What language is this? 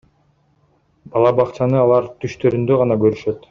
Kyrgyz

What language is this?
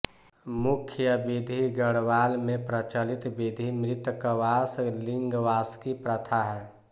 Hindi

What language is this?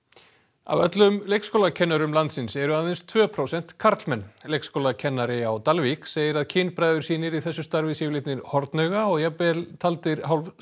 Icelandic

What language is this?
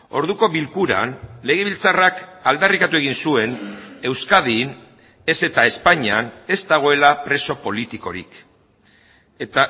Basque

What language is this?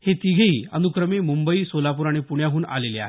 Marathi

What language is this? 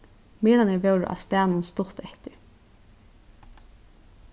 Faroese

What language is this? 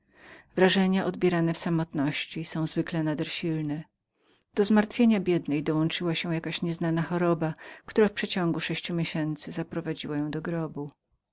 Polish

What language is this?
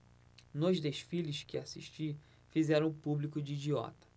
Portuguese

